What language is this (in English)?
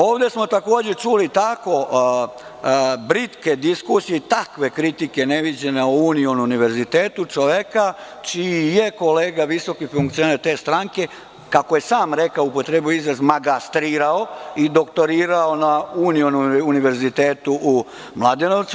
Serbian